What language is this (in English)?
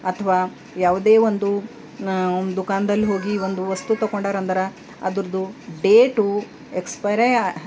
Kannada